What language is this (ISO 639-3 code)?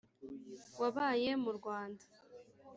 kin